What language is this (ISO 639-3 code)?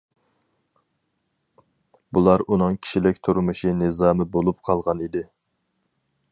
uig